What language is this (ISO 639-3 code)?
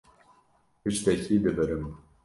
kur